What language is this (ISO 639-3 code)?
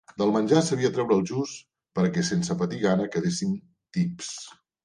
cat